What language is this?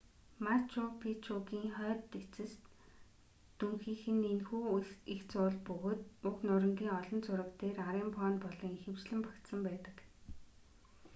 Mongolian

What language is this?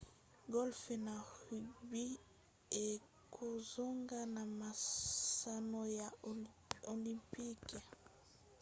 Lingala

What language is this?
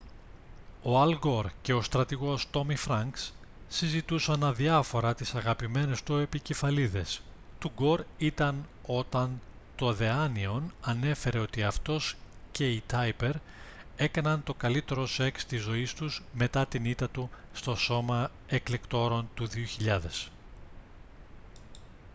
Greek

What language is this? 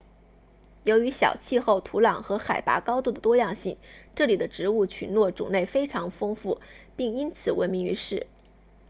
Chinese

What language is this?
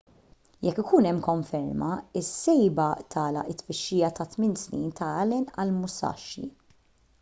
Maltese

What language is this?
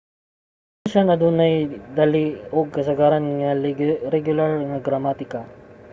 Cebuano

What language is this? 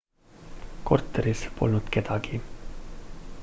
Estonian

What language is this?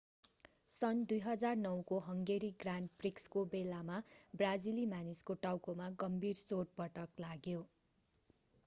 Nepali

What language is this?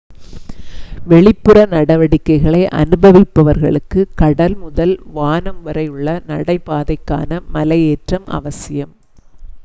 Tamil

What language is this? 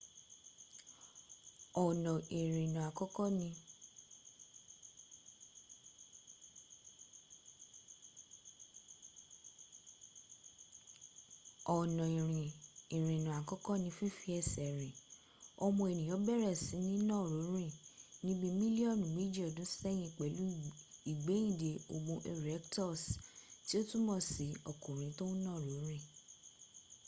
Yoruba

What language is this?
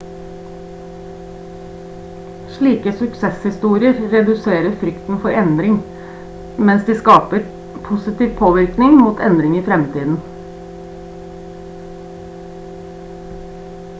Norwegian Bokmål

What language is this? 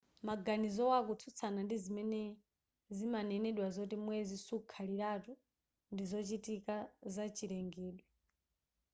Nyanja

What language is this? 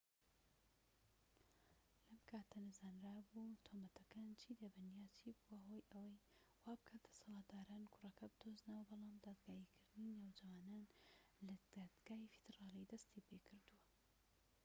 Central Kurdish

